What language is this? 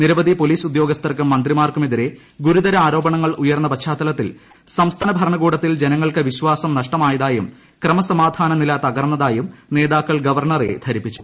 Malayalam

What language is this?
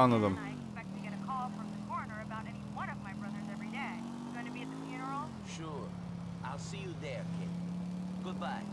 Turkish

